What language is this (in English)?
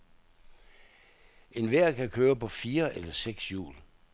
Danish